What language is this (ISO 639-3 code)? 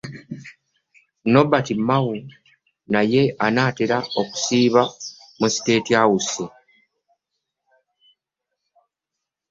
lug